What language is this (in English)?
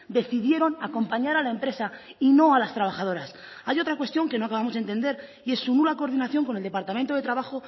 Spanish